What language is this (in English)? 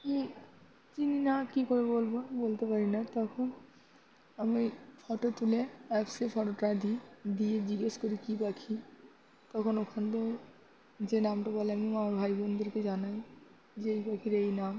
Bangla